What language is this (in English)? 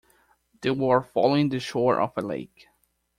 English